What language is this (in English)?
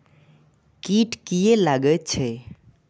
Maithili